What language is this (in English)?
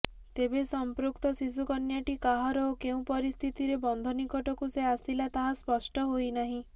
Odia